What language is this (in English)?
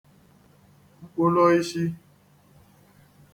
Igbo